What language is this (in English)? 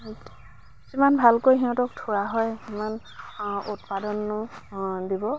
Assamese